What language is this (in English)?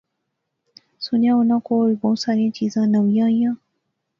Pahari-Potwari